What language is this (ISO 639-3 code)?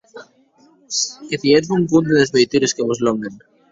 oci